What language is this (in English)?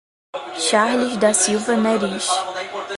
Portuguese